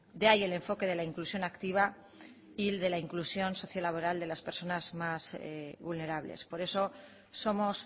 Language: Spanish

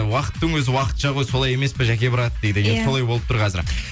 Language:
Kazakh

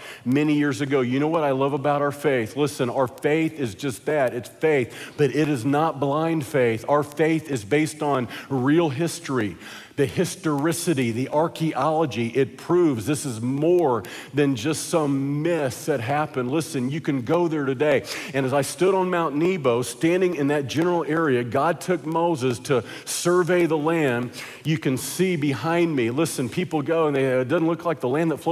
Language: English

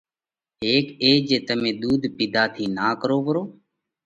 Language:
Parkari Koli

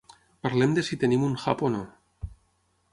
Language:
Catalan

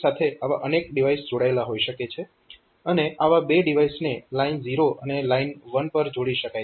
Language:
Gujarati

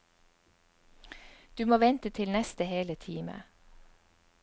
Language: Norwegian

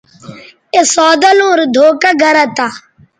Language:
Bateri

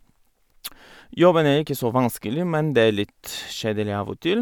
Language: Norwegian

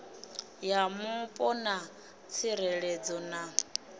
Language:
Venda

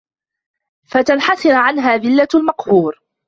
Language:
Arabic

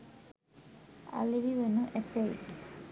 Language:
Sinhala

